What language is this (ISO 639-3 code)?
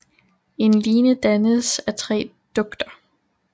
dan